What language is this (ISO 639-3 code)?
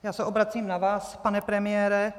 ces